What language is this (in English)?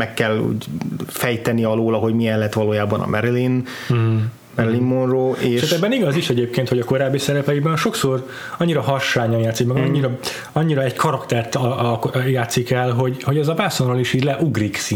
Hungarian